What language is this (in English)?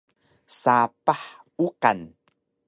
Taroko